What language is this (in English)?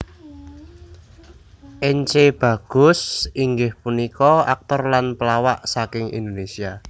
Javanese